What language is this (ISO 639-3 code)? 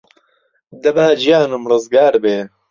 ckb